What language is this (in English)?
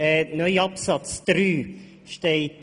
Swiss German